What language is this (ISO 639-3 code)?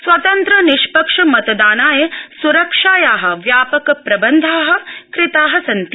san